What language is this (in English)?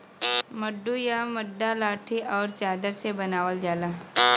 Bhojpuri